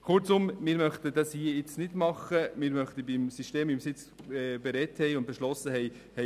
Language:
Swiss German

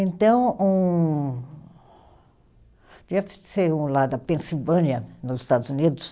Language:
Portuguese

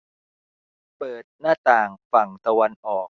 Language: Thai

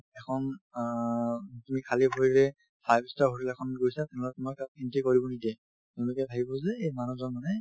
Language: Assamese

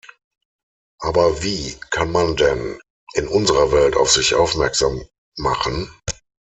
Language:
German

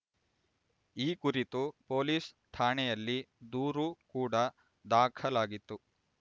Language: Kannada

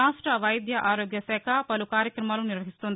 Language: Telugu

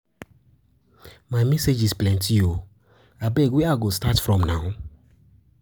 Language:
Nigerian Pidgin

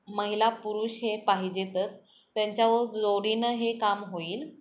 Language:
Marathi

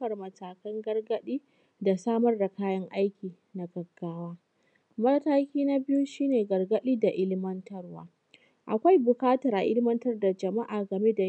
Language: Hausa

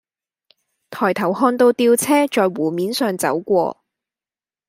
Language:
Cantonese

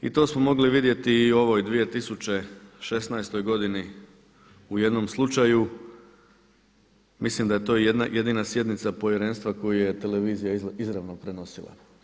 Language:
Croatian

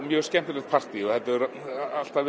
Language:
Icelandic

